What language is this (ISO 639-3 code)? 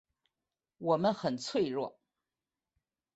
zho